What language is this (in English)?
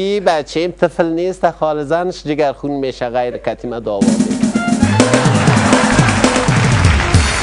Persian